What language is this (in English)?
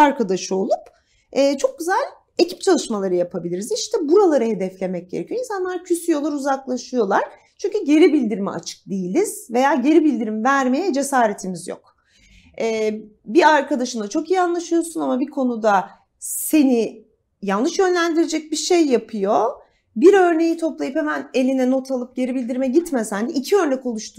Turkish